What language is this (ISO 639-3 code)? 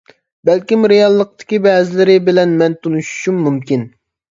uig